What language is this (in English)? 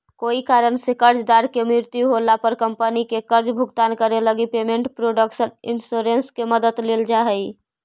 Magahi